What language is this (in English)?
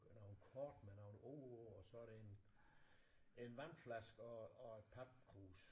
Danish